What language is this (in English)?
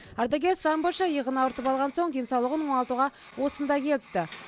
Kazakh